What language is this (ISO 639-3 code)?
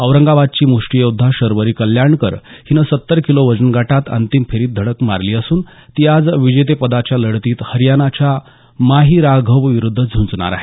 mar